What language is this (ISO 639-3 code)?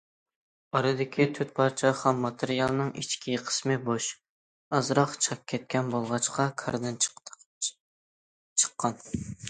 uig